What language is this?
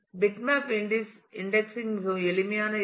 Tamil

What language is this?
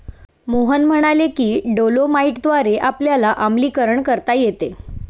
Marathi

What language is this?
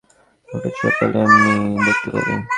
Bangla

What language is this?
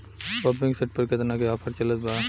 Bhojpuri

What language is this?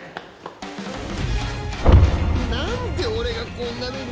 Japanese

